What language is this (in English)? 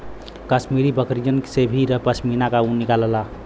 Bhojpuri